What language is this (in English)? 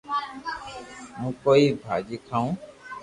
Loarki